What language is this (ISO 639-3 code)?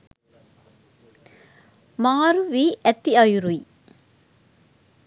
sin